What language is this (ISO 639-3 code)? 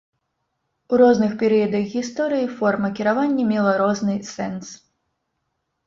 bel